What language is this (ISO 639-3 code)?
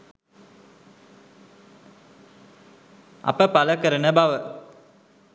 sin